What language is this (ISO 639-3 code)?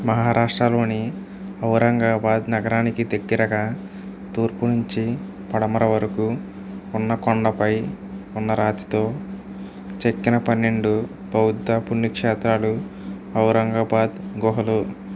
tel